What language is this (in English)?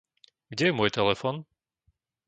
Slovak